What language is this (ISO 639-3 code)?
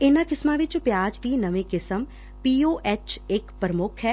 pan